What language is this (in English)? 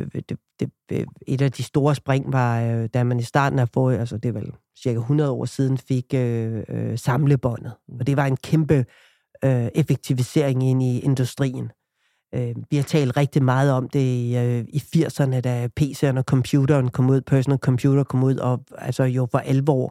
Danish